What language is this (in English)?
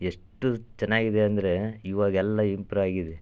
Kannada